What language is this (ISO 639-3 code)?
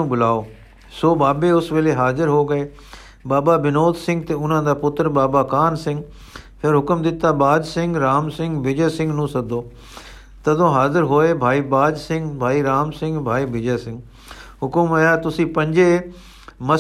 pan